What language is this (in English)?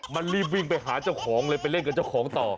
Thai